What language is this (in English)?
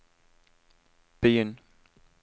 Norwegian